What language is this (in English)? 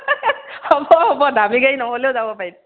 Assamese